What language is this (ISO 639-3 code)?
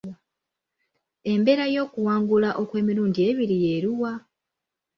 lug